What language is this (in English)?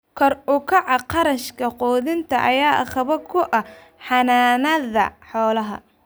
Somali